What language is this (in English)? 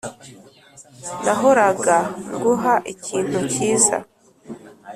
Kinyarwanda